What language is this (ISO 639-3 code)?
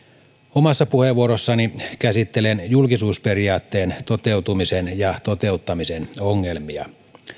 fin